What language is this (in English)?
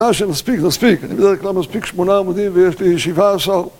Hebrew